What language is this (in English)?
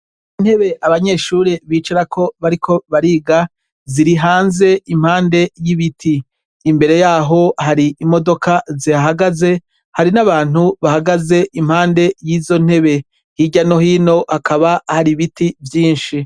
Rundi